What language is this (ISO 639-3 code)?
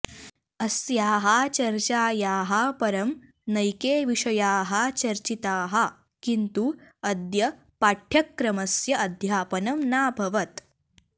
san